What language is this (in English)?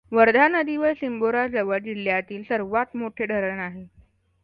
Marathi